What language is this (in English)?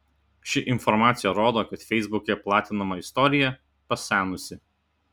Lithuanian